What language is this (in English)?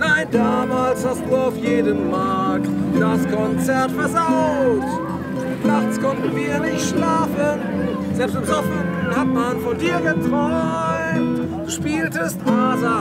Dutch